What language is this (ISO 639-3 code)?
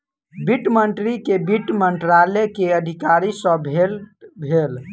mai